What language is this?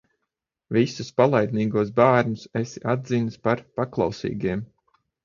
Latvian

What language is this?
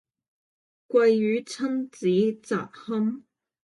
Cantonese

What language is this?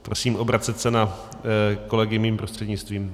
Czech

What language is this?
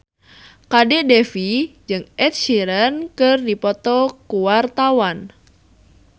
Sundanese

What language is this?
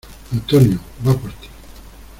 Spanish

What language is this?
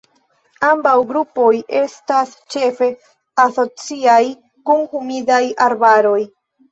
Esperanto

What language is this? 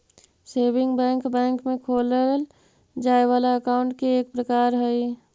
Magahi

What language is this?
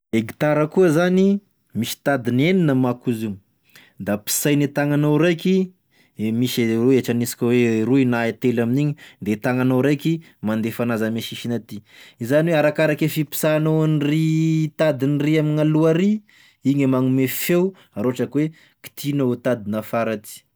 Tesaka Malagasy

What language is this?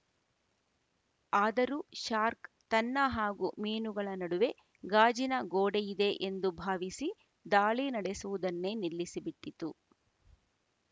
Kannada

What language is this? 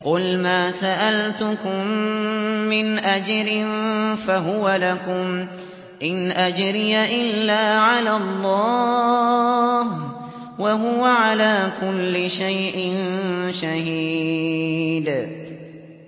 Arabic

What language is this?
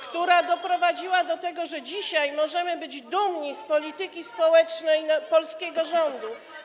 Polish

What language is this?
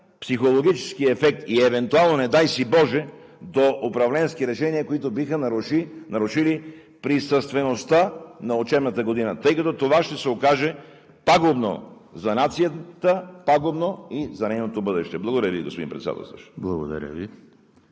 Bulgarian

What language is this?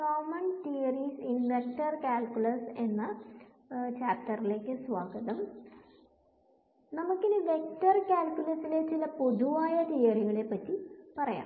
Malayalam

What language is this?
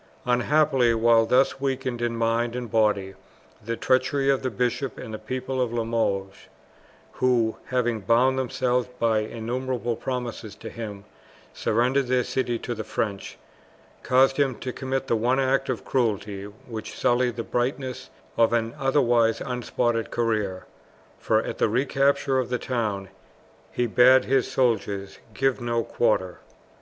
English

